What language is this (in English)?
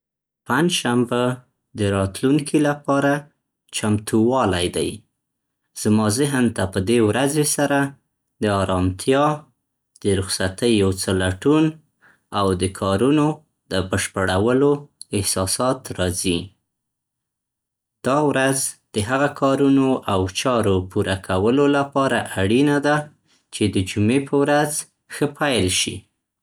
Central Pashto